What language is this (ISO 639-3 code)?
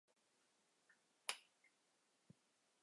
zho